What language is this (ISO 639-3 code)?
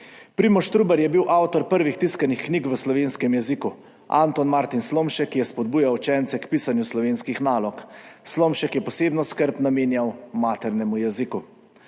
slv